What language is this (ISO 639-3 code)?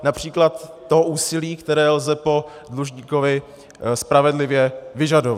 ces